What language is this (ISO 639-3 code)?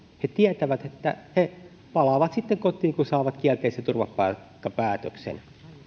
fin